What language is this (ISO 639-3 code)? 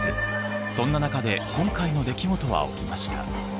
jpn